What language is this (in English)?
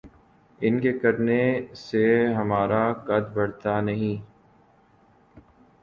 Urdu